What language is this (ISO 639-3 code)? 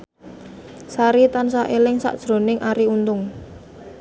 jav